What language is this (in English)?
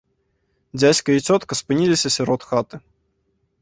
Belarusian